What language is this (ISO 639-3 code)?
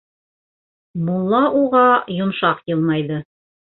bak